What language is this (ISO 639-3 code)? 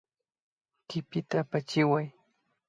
qvi